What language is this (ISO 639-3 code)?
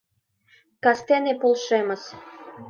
chm